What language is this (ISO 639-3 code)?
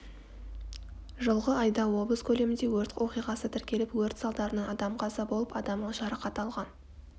kaz